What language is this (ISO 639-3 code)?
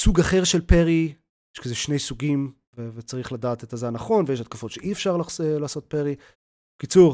heb